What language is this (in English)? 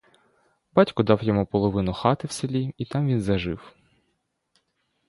Ukrainian